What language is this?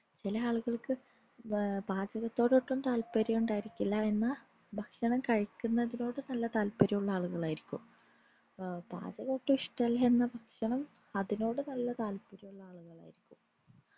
Malayalam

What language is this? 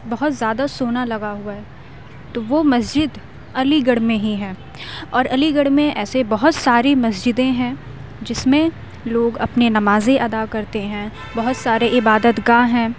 Urdu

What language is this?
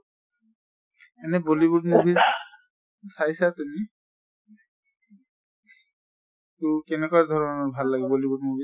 Assamese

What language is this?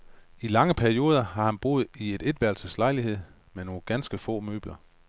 Danish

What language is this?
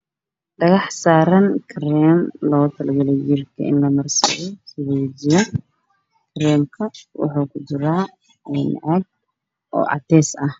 Somali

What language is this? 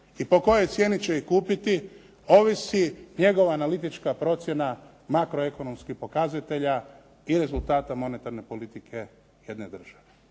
Croatian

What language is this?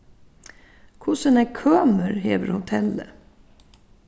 Faroese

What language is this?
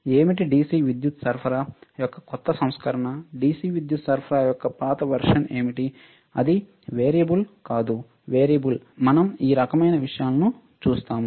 Telugu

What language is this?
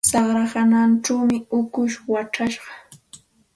Santa Ana de Tusi Pasco Quechua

